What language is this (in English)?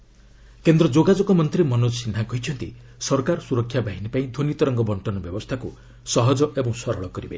Odia